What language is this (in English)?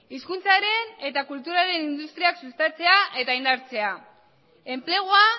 Basque